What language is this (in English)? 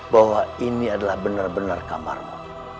Indonesian